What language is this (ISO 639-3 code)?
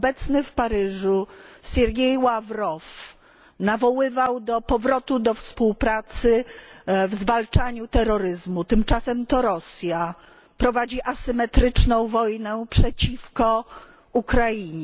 pol